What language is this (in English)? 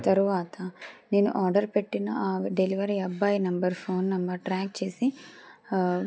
Telugu